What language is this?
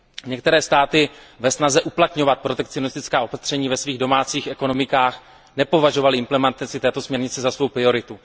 Czech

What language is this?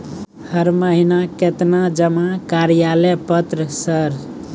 Maithili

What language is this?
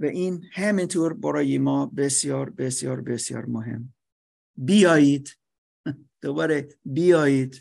Persian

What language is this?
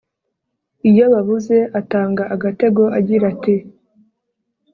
Kinyarwanda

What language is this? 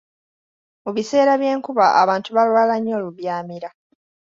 Ganda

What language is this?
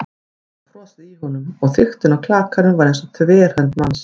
Icelandic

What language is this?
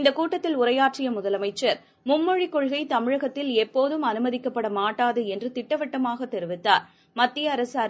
Tamil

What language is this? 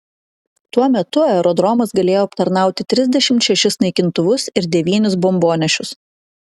Lithuanian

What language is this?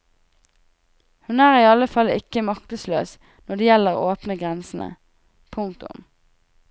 Norwegian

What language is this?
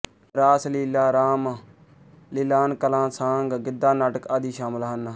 Punjabi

